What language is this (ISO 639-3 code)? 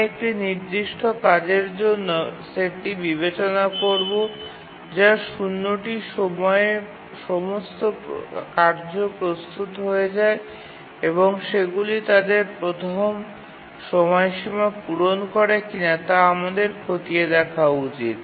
ben